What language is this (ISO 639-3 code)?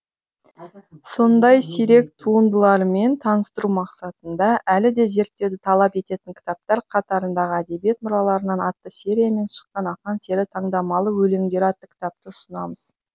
kaz